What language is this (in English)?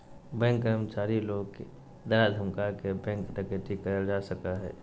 Magahi